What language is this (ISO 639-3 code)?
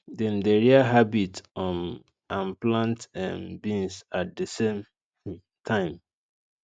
pcm